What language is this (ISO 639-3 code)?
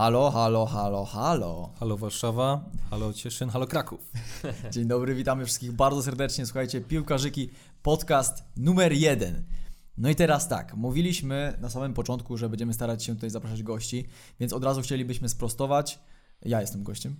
pol